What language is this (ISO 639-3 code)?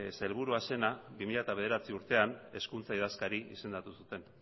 eus